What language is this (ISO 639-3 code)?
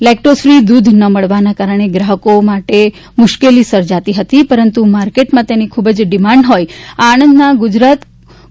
guj